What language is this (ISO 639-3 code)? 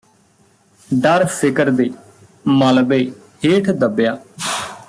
pan